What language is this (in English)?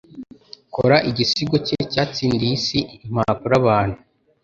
Kinyarwanda